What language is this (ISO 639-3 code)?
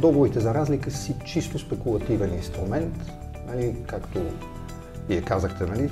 bul